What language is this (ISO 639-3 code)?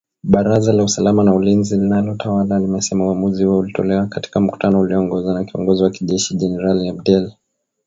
swa